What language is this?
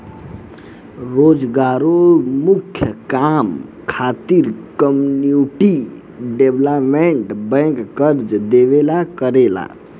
Bhojpuri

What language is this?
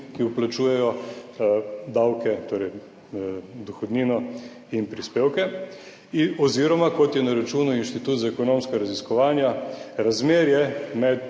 Slovenian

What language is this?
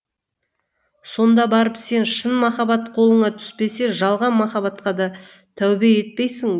Kazakh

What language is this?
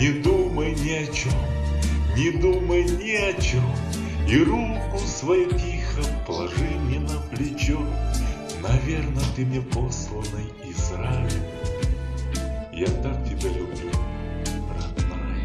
Russian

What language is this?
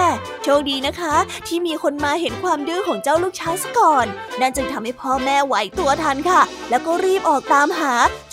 Thai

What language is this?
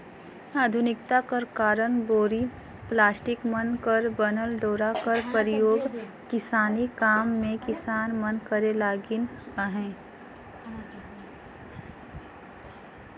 Chhattisgarhi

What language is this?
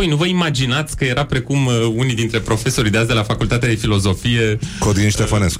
Romanian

